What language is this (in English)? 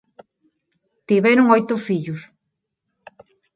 Galician